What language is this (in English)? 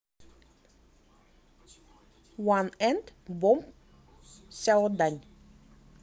Russian